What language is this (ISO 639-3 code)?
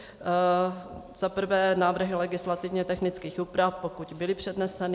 ces